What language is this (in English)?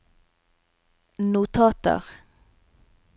Norwegian